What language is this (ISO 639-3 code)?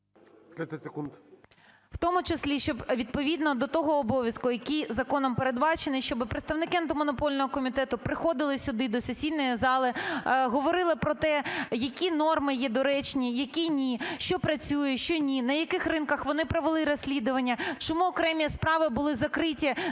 ukr